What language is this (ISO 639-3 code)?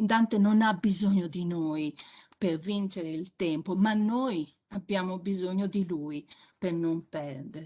ita